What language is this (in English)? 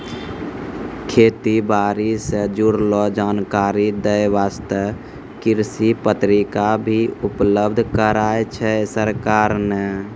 Maithili